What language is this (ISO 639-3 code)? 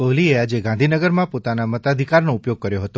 guj